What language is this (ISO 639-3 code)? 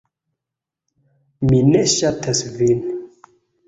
epo